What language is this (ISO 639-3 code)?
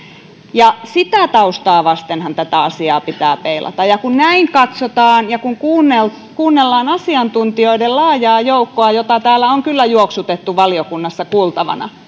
fin